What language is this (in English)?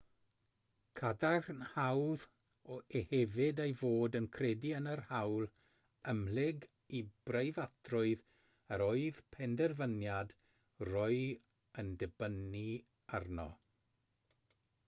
Welsh